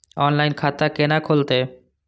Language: Maithili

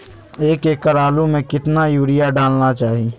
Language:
Magahi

